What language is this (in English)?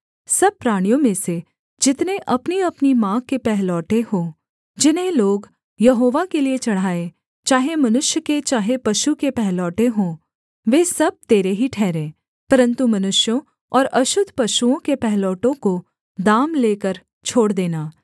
Hindi